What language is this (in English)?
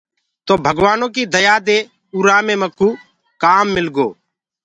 Gurgula